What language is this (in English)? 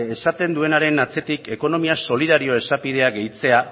Basque